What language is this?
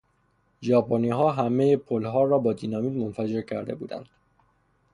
Persian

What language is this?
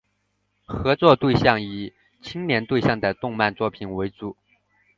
Chinese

